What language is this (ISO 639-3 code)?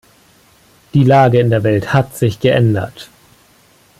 deu